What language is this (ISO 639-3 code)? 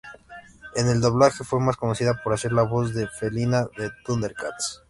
spa